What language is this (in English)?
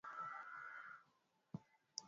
Swahili